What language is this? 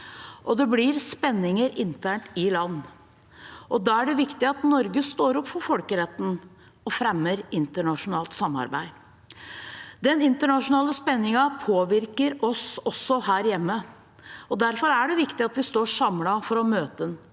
Norwegian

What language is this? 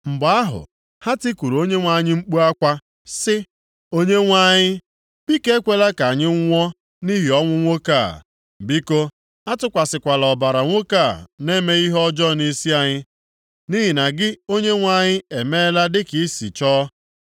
Igbo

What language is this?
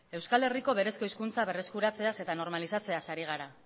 Basque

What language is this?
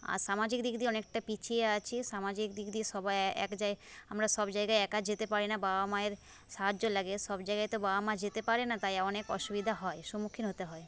Bangla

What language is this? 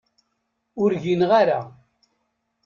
Kabyle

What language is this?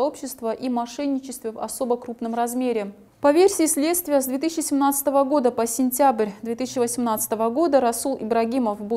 Russian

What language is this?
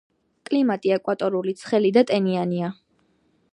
Georgian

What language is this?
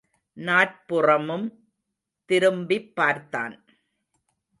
Tamil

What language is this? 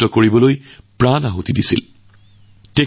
Assamese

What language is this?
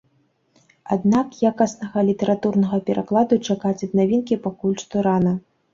Belarusian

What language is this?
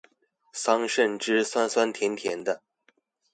Chinese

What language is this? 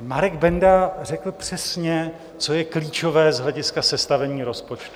Czech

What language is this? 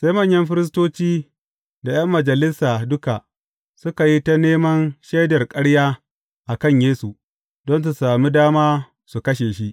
Hausa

